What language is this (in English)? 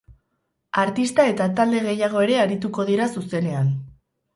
Basque